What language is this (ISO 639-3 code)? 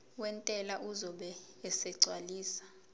zul